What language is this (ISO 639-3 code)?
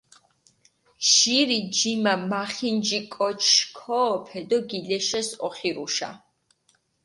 xmf